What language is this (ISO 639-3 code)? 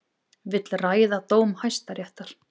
isl